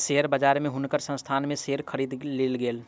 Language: Maithili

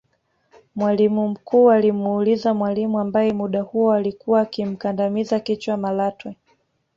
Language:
Swahili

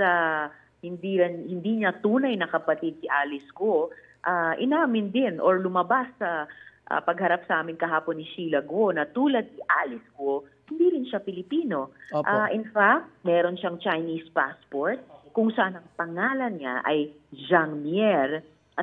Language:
Filipino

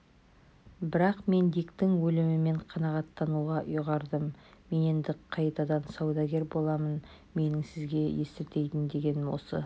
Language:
Kazakh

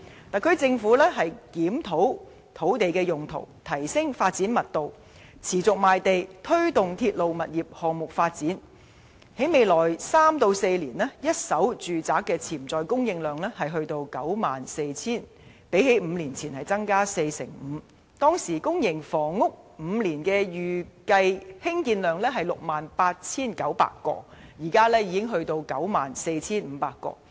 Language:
Cantonese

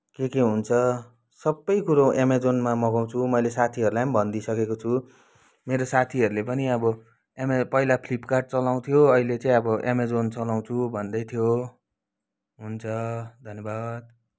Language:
Nepali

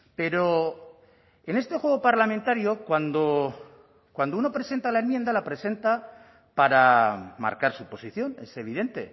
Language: Spanish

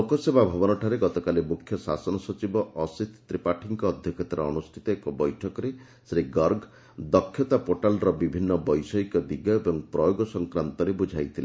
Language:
Odia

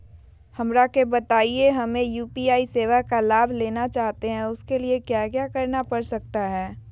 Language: Magahi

